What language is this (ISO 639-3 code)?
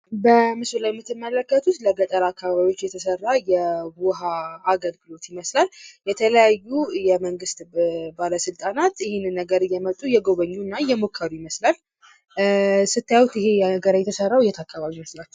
amh